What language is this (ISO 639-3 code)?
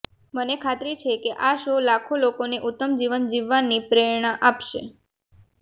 guj